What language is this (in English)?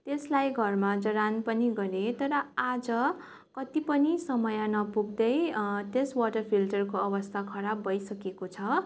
Nepali